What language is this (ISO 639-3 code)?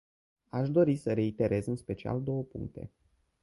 ron